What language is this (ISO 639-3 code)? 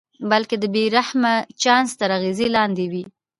pus